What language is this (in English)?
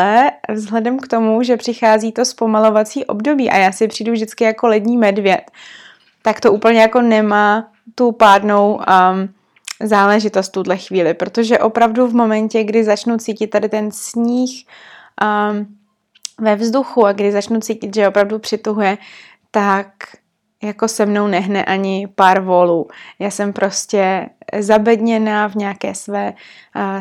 Czech